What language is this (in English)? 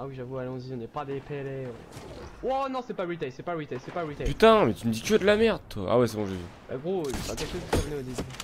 French